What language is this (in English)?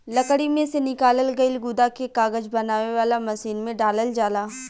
Bhojpuri